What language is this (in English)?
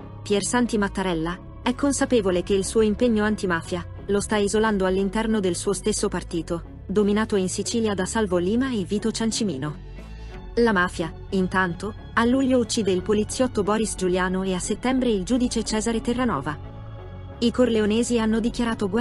Italian